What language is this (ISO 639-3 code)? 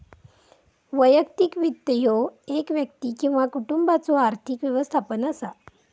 mar